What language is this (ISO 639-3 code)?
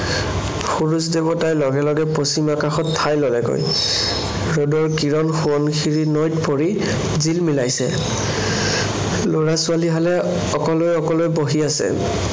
asm